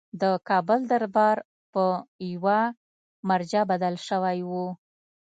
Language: Pashto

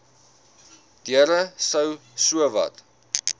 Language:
Afrikaans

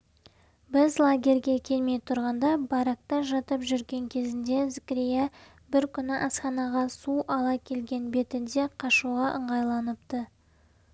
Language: Kazakh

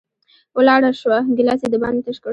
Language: Pashto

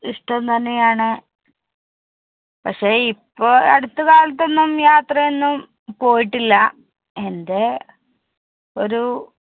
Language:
Malayalam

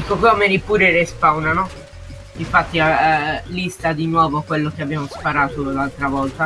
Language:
Italian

